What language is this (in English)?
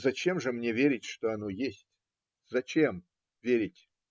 Russian